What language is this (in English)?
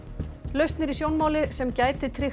Icelandic